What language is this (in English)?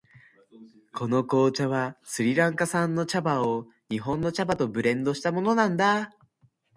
Japanese